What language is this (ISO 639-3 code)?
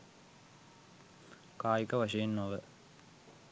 sin